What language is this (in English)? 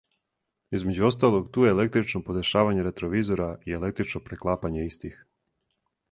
Serbian